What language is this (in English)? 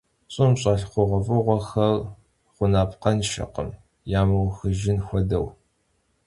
Kabardian